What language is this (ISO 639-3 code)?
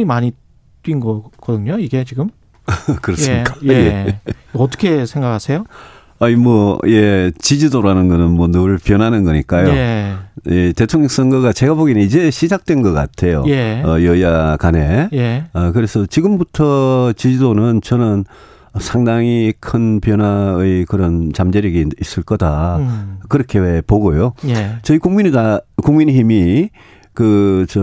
kor